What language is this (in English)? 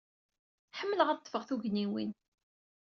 Kabyle